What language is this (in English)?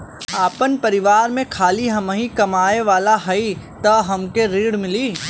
Bhojpuri